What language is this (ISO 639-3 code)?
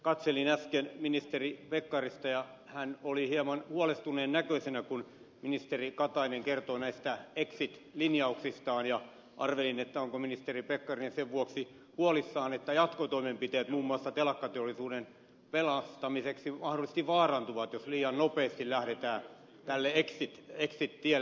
fin